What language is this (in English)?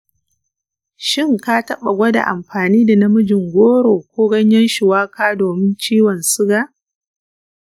Hausa